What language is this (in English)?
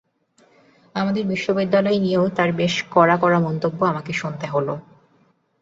Bangla